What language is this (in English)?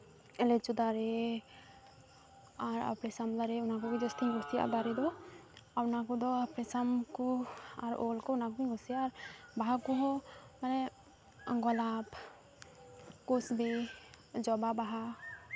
Santali